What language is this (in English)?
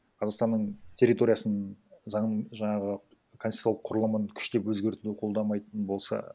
Kazakh